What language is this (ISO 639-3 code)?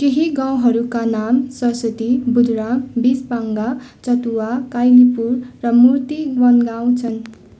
nep